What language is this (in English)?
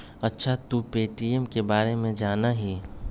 Magahi